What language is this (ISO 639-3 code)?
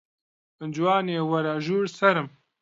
ckb